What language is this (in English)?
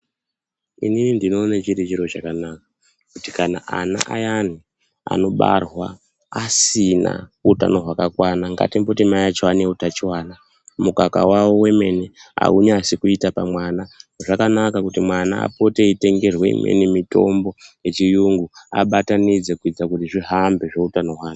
Ndau